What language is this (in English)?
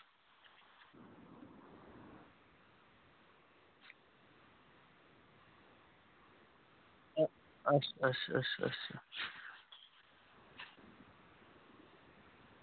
Dogri